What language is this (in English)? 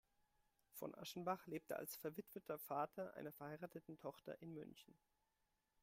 German